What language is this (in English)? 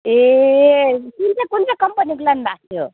Nepali